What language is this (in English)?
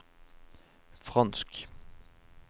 Norwegian